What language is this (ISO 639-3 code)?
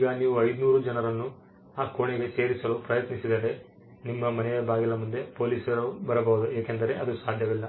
kan